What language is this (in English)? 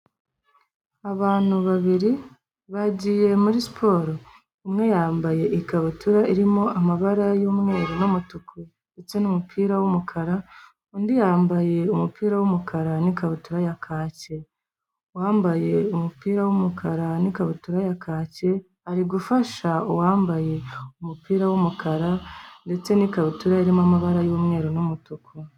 Kinyarwanda